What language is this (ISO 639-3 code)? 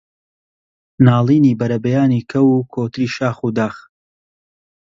ckb